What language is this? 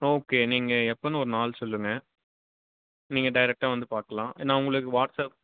Tamil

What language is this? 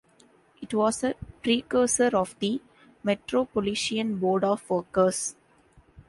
English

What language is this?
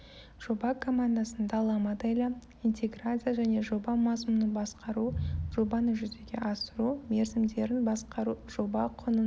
Kazakh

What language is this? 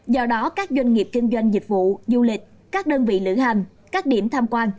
Vietnamese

